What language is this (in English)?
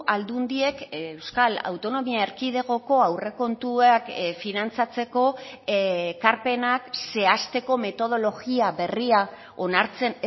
Basque